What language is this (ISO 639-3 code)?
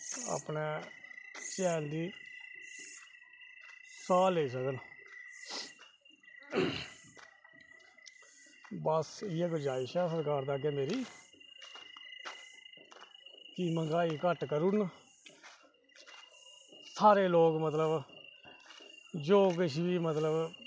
doi